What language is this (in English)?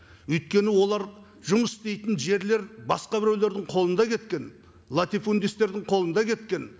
Kazakh